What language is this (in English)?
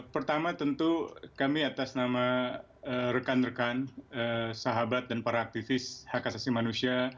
Indonesian